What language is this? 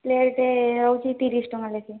Odia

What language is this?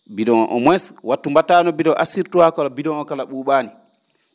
Fula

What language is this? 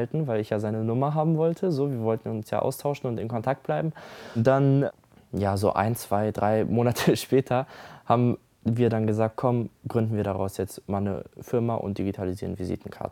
German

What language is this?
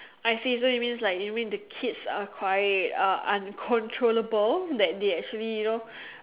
English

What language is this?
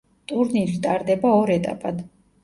Georgian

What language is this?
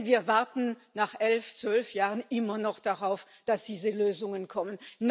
German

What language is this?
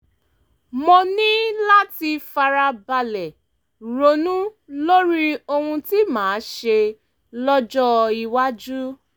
Yoruba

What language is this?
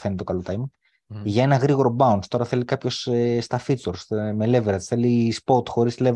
Greek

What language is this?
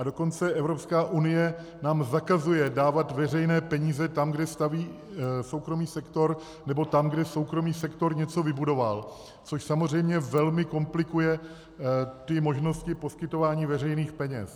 Czech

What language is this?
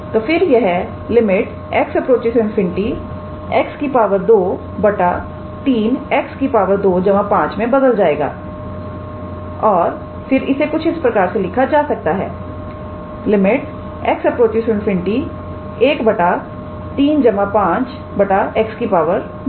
Hindi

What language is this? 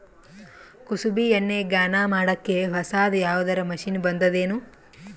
Kannada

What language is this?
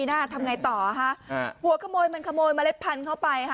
Thai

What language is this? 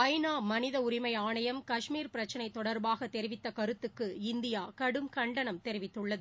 Tamil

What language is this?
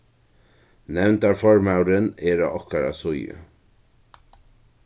Faroese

